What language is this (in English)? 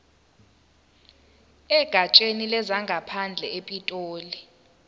Zulu